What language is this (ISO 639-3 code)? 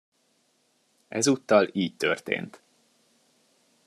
hun